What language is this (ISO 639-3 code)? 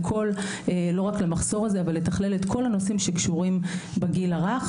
heb